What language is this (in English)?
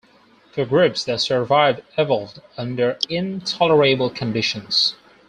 English